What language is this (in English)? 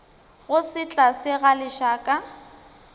Northern Sotho